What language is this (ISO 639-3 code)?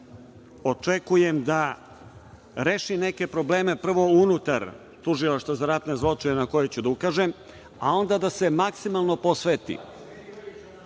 srp